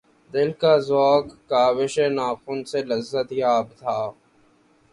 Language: Urdu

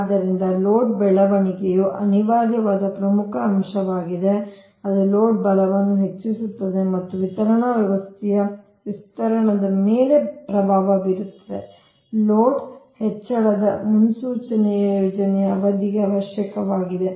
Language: Kannada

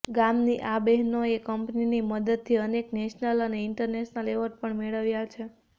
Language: Gujarati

